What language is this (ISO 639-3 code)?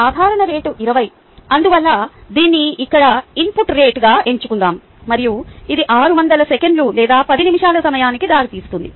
tel